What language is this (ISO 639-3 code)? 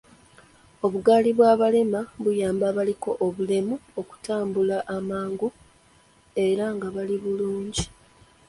lug